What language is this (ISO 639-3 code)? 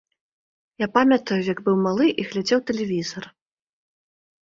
bel